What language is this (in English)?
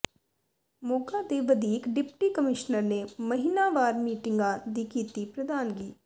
Punjabi